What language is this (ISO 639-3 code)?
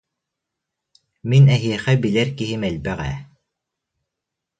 sah